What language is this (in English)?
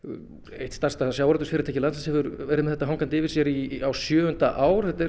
Icelandic